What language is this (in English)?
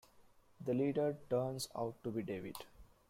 English